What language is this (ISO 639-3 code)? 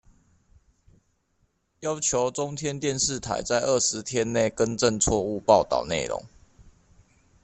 zho